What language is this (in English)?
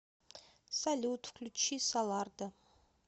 Russian